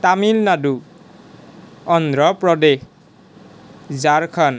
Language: Assamese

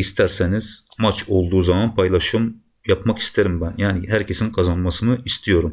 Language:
Turkish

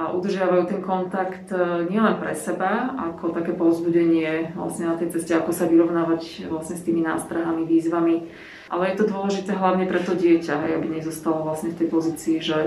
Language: Slovak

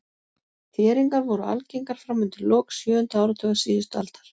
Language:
Icelandic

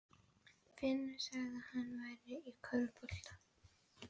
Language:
Icelandic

